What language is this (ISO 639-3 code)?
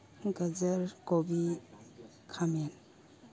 mni